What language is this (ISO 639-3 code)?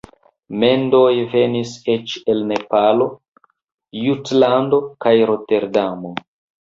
epo